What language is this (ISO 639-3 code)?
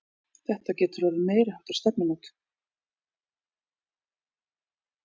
isl